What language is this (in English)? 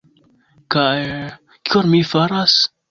Esperanto